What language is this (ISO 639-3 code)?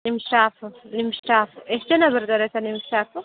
kan